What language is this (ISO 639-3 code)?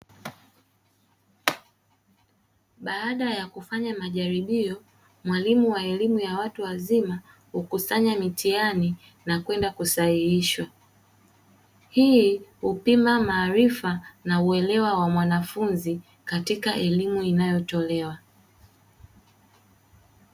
swa